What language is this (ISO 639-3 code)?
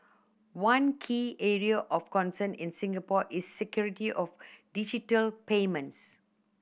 eng